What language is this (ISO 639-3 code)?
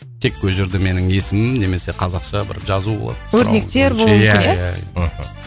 kaz